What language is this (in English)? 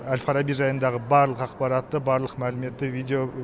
Kazakh